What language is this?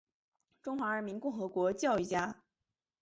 Chinese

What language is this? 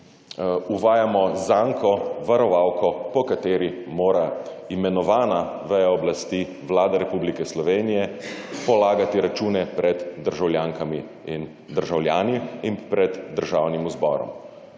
Slovenian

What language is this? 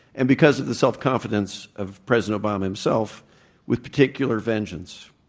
English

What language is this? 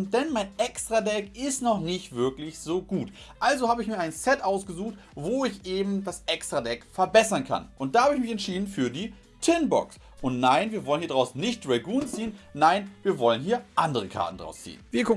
German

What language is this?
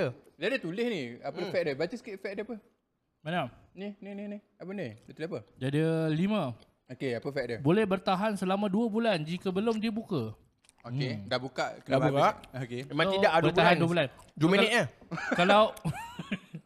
Malay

